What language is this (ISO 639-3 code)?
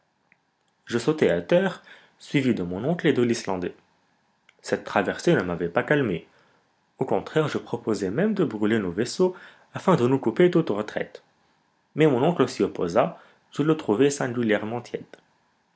fra